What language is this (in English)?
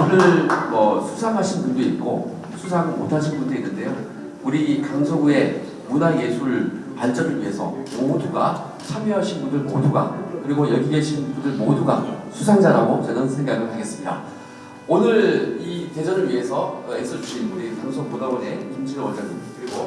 Korean